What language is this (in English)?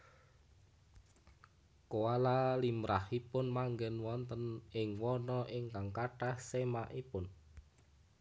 Javanese